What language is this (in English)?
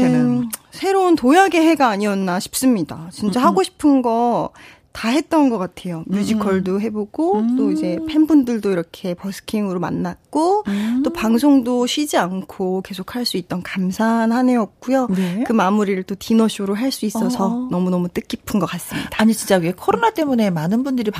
Korean